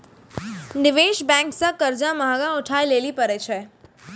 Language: Maithili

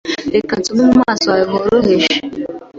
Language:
Kinyarwanda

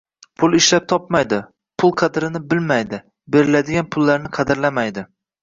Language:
Uzbek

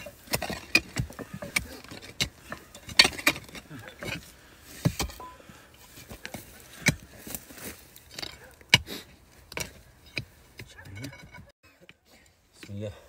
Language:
Arabic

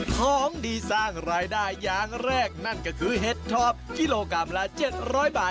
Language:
Thai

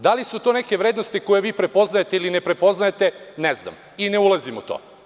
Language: Serbian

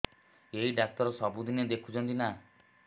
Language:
Odia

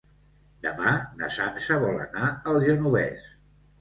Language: Catalan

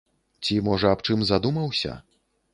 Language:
Belarusian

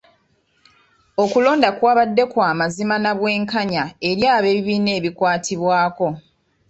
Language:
Ganda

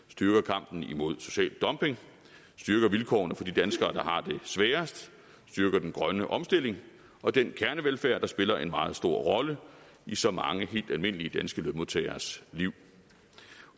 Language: Danish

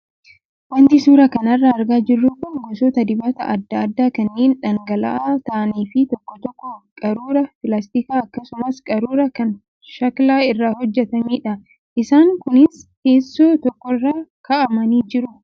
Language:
Oromo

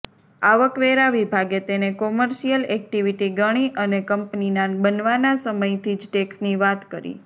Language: Gujarati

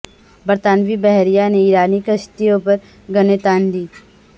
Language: Urdu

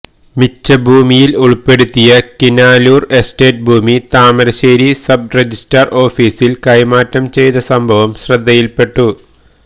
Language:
Malayalam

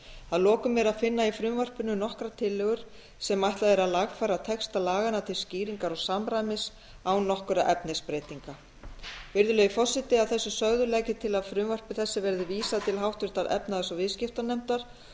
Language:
Icelandic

